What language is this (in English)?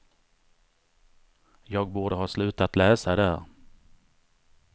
Swedish